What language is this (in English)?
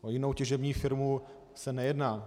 Czech